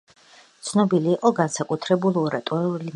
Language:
Georgian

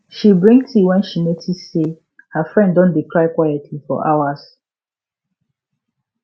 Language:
Nigerian Pidgin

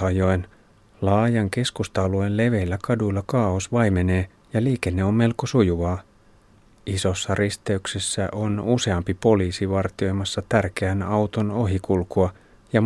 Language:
Finnish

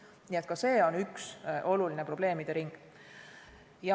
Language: Estonian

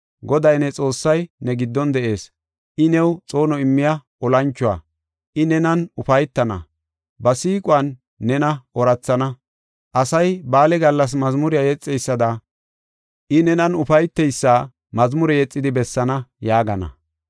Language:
Gofa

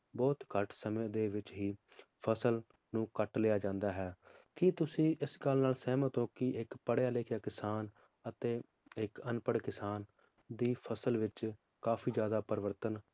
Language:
Punjabi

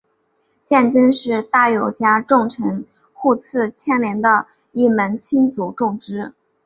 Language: Chinese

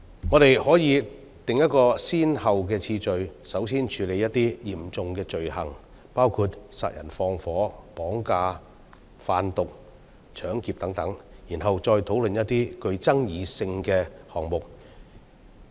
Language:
Cantonese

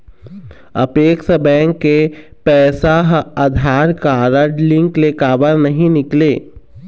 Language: Chhattisgarhi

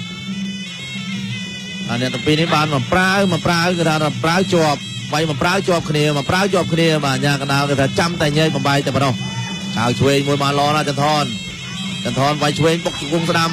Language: Thai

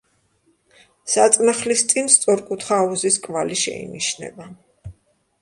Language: Georgian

